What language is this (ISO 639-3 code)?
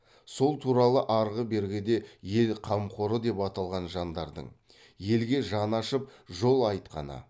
kaz